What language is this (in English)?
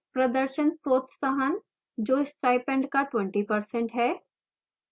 Hindi